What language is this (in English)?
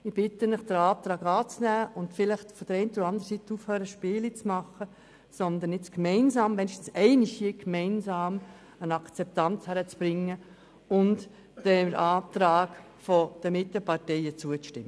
Swiss German